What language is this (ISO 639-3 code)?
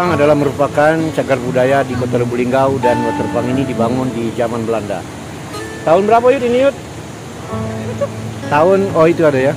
ind